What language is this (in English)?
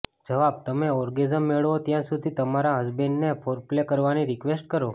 Gujarati